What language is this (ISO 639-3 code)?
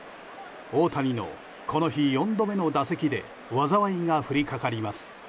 jpn